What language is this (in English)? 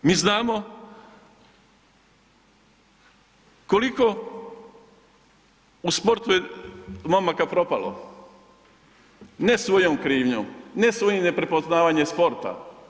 Croatian